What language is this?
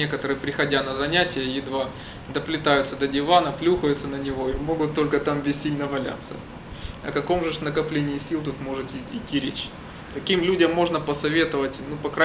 Russian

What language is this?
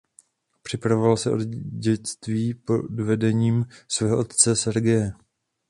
Czech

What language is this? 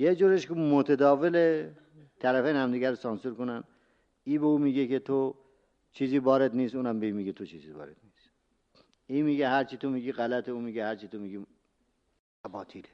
Persian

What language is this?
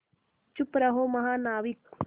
Hindi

